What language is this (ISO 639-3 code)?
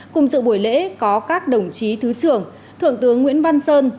vie